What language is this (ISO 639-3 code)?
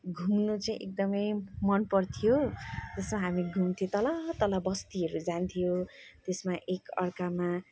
nep